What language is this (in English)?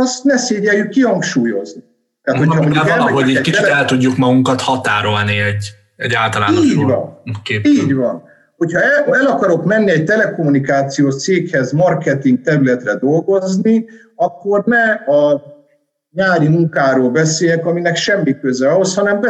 Hungarian